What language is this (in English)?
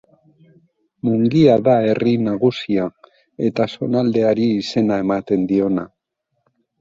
Basque